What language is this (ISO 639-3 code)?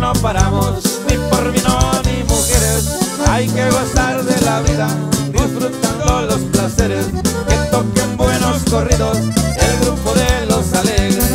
spa